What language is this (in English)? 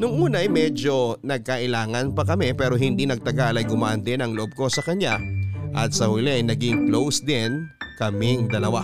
Filipino